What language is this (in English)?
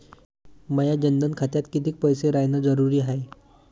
Marathi